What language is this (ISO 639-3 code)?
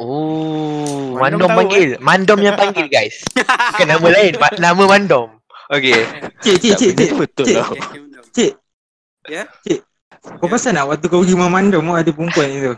msa